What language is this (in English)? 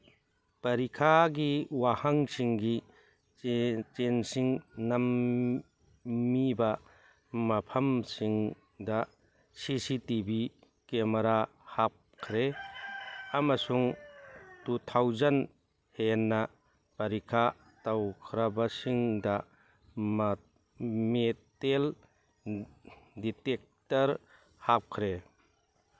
Manipuri